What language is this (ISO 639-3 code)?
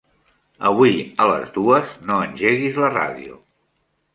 cat